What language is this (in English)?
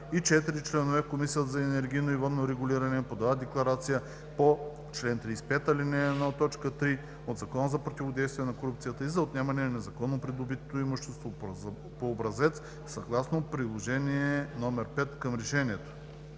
Bulgarian